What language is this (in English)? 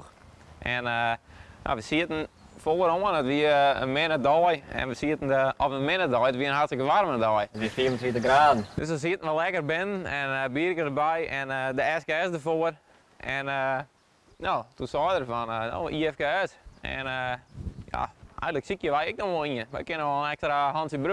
Dutch